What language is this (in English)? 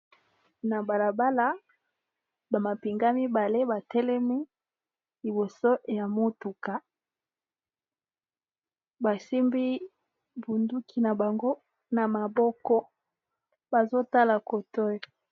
Lingala